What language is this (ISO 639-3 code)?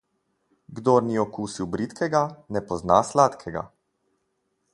slv